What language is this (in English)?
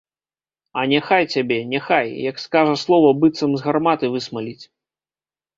Belarusian